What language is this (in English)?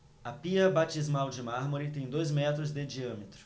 Portuguese